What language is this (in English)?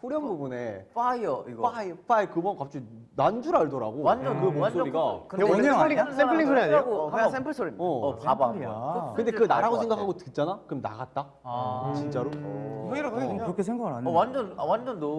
Korean